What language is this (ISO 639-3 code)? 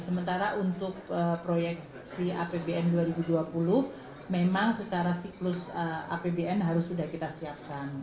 ind